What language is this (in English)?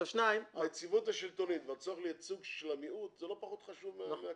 Hebrew